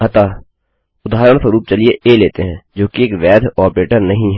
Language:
Hindi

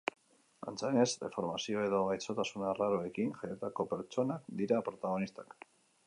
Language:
Basque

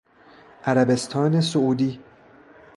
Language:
Persian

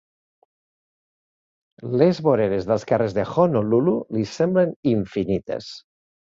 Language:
Catalan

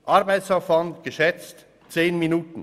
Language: Swiss German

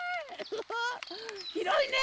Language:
Japanese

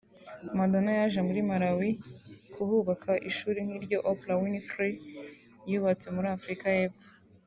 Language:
Kinyarwanda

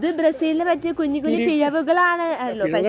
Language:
Malayalam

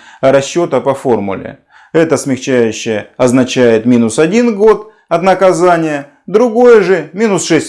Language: Russian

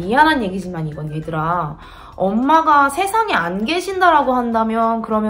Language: Korean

